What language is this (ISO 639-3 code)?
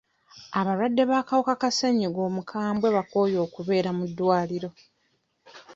lug